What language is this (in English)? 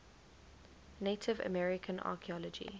English